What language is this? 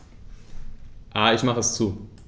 German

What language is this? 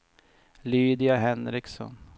Swedish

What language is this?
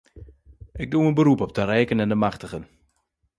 Dutch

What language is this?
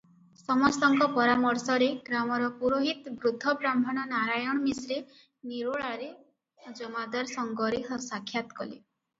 Odia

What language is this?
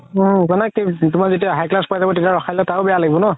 Assamese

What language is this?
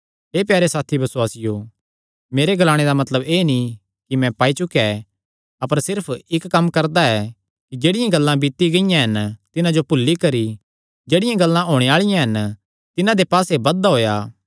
Kangri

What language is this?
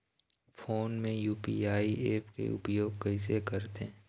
Chhattisgarhi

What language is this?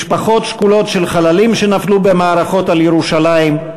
Hebrew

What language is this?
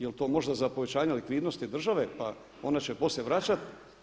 Croatian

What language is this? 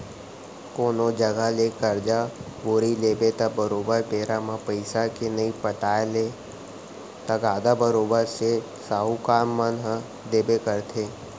Chhattisgarhi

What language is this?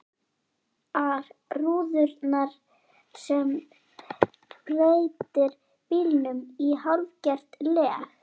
Icelandic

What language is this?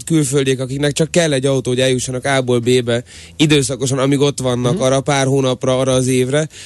Hungarian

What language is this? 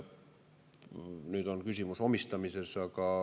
Estonian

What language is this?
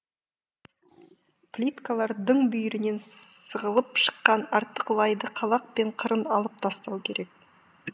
Kazakh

